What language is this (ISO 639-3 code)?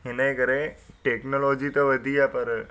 snd